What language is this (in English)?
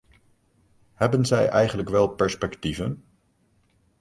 Dutch